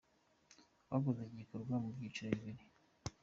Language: Kinyarwanda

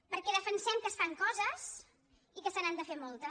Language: Catalan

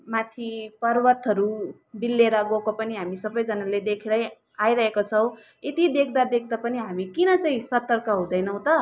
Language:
Nepali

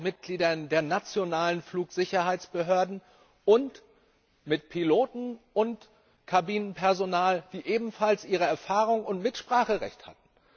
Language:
German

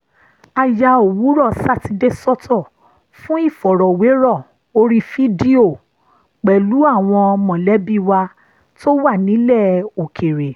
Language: Yoruba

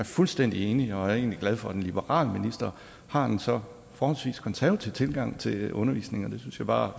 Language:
Danish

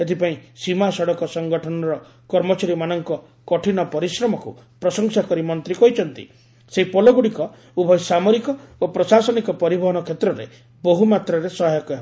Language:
Odia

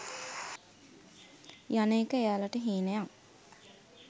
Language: Sinhala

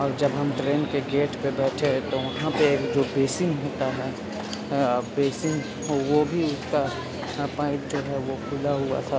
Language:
Urdu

